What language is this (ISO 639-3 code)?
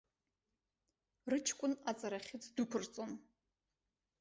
abk